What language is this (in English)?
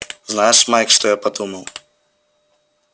Russian